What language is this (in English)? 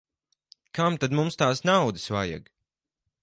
Latvian